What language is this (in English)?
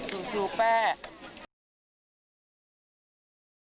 Thai